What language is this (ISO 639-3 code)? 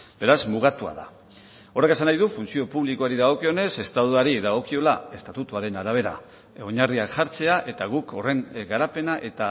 eus